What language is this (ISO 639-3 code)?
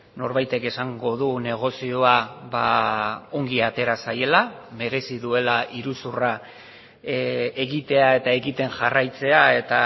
eus